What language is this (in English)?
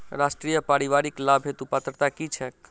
Maithili